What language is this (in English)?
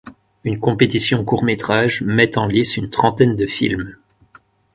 French